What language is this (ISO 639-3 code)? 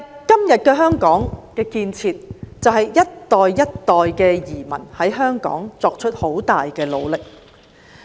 yue